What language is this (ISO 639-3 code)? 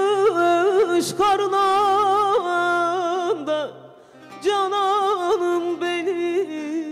tur